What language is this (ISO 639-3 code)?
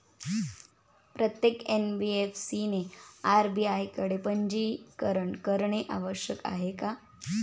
mar